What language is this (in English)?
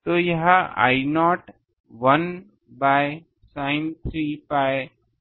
Hindi